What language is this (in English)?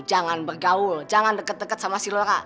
Indonesian